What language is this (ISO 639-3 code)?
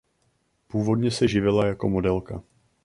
ces